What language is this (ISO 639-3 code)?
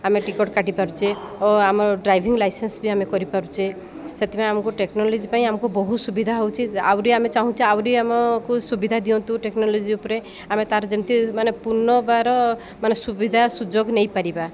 ori